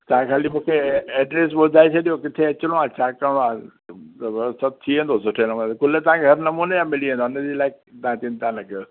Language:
Sindhi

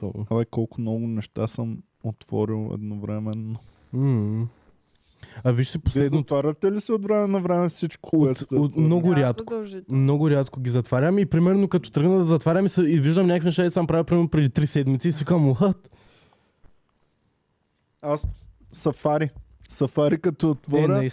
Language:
Bulgarian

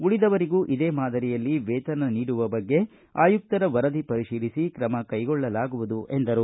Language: Kannada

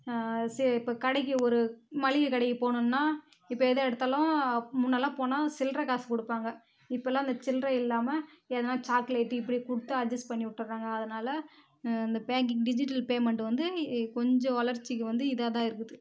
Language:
Tamil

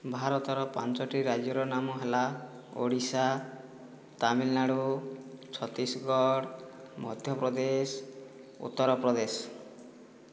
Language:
Odia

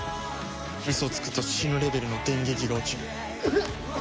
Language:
Japanese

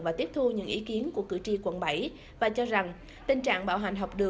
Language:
Vietnamese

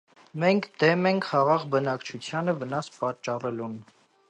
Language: Armenian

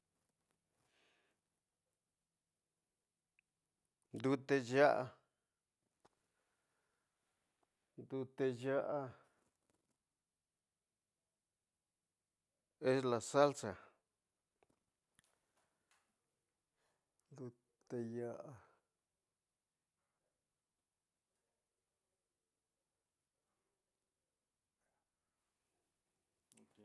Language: Tidaá Mixtec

